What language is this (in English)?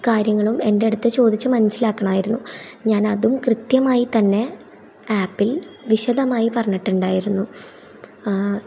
Malayalam